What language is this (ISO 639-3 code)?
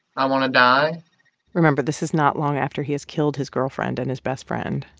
eng